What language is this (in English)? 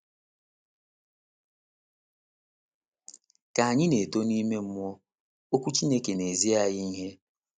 Igbo